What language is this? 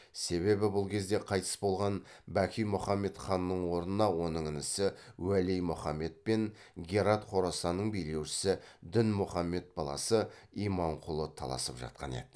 Kazakh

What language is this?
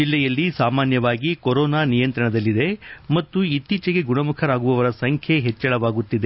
Kannada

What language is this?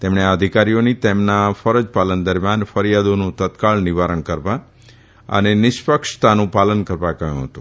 Gujarati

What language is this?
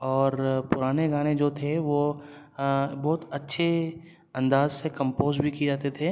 Urdu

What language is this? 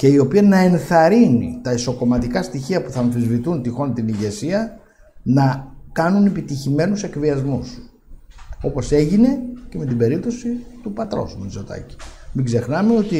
Greek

